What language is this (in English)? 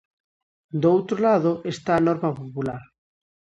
Galician